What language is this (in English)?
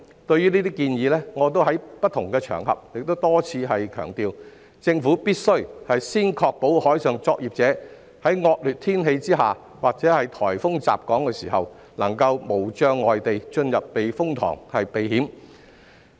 Cantonese